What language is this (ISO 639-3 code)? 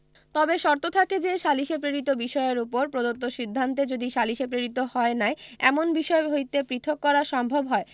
ben